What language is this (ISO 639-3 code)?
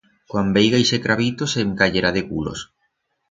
arg